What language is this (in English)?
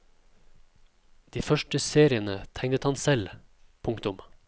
Norwegian